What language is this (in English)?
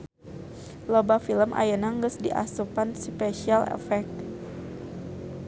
Sundanese